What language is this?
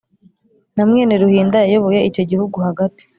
Kinyarwanda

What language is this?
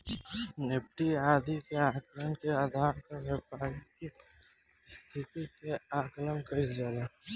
Bhojpuri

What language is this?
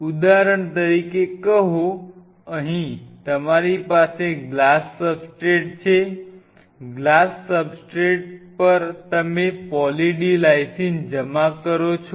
Gujarati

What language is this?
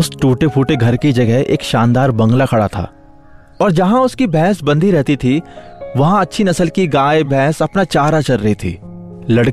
Hindi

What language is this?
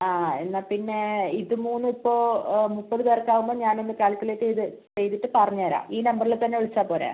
Malayalam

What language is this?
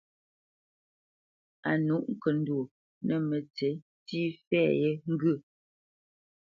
Bamenyam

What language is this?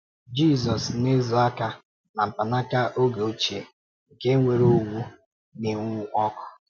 Igbo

